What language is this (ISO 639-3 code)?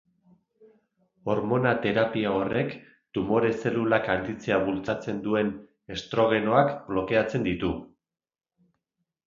eus